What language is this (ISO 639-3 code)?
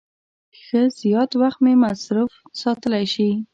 pus